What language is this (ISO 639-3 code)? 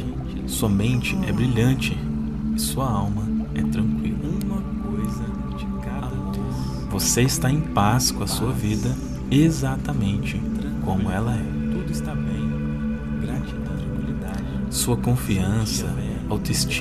por